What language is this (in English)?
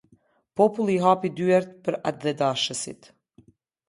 Albanian